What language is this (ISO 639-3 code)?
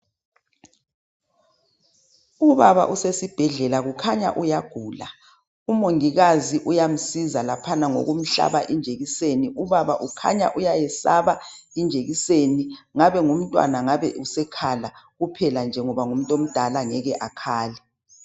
nde